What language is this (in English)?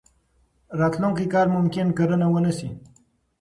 Pashto